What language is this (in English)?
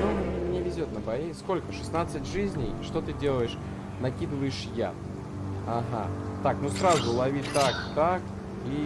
Russian